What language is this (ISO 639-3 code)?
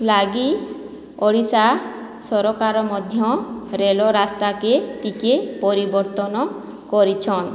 ori